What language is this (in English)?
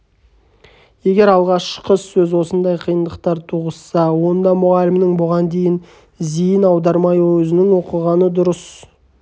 Kazakh